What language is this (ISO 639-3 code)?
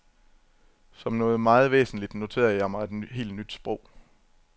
dan